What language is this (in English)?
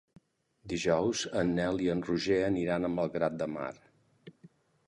Catalan